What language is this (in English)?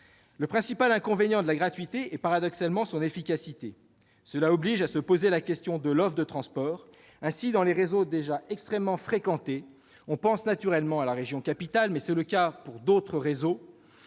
French